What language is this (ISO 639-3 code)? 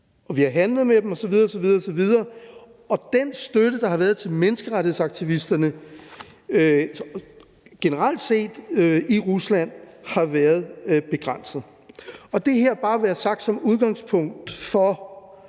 dan